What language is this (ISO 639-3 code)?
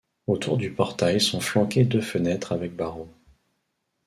fra